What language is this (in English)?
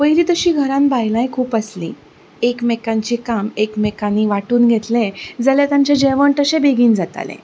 Konkani